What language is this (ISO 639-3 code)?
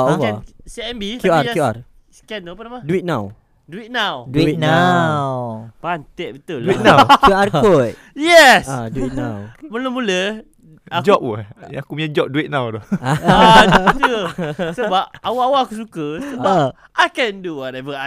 msa